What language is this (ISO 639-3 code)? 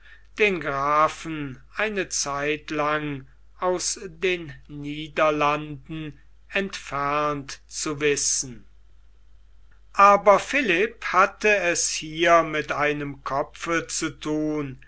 deu